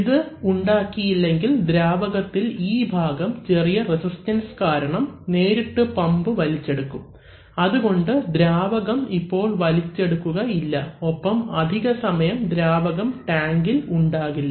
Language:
Malayalam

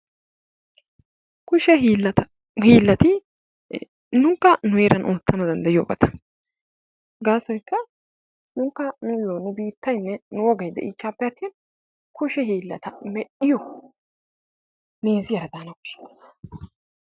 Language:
Wolaytta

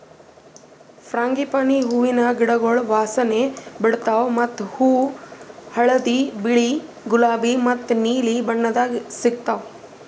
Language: Kannada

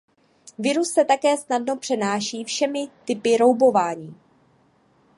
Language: Czech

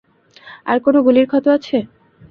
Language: Bangla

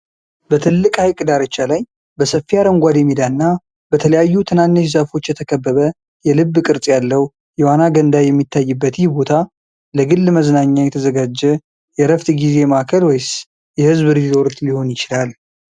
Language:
Amharic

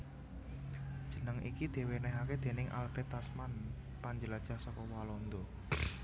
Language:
Javanese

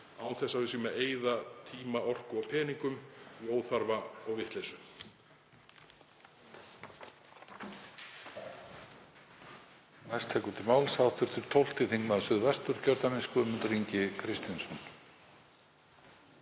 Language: Icelandic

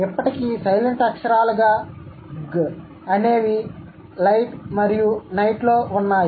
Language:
Telugu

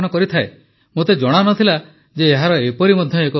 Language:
Odia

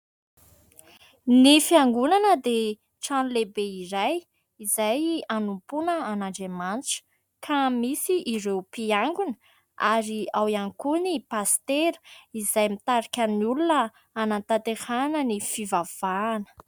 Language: Malagasy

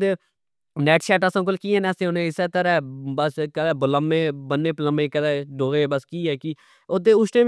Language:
Pahari-Potwari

